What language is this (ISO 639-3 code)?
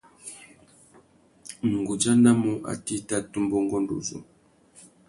bag